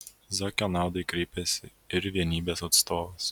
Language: Lithuanian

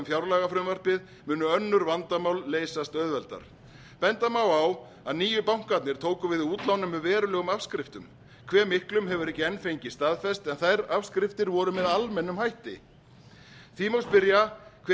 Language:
Icelandic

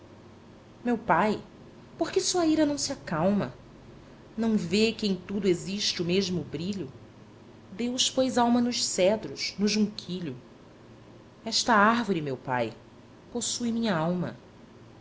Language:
Portuguese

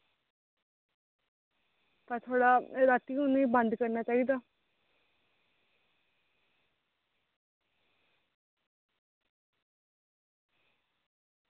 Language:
Dogri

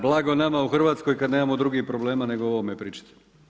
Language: Croatian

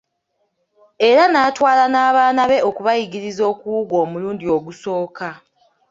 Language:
Ganda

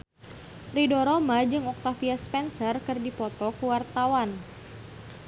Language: Sundanese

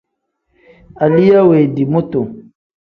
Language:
Tem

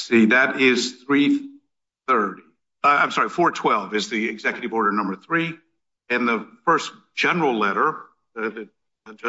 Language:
English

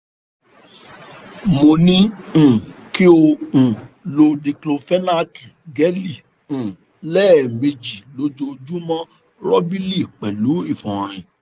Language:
Yoruba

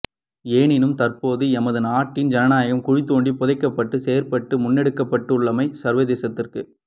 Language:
Tamil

